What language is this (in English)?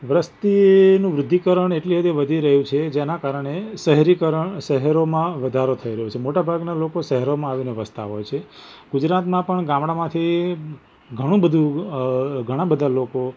Gujarati